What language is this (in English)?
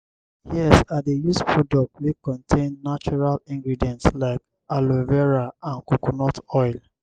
Nigerian Pidgin